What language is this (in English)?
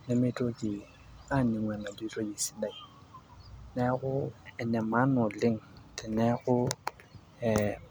Masai